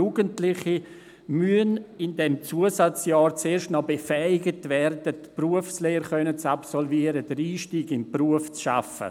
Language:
Swiss German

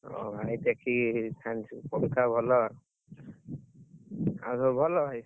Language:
Odia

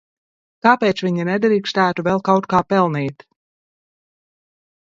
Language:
Latvian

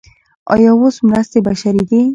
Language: Pashto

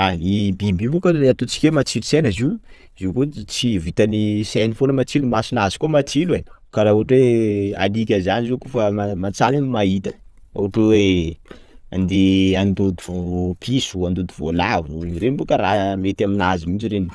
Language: Sakalava Malagasy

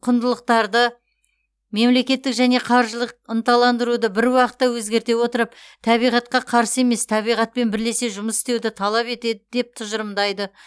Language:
Kazakh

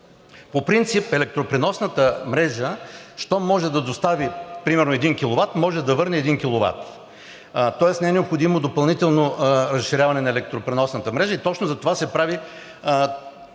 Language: Bulgarian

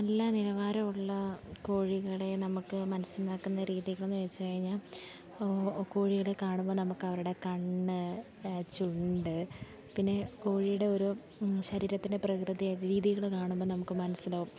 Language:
Malayalam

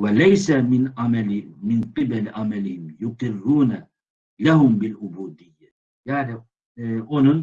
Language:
Turkish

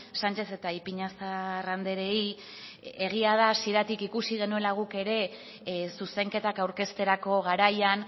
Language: Basque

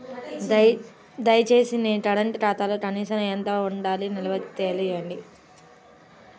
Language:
Telugu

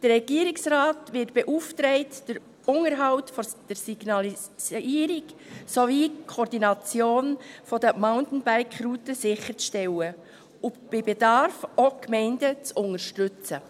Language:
Swiss German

